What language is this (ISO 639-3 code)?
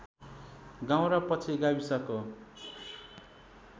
nep